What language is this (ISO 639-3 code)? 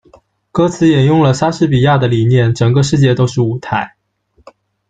zho